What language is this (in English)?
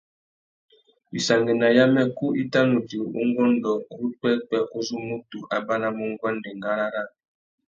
Tuki